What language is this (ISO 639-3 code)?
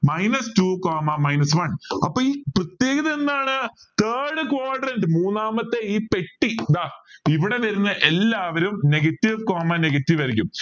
mal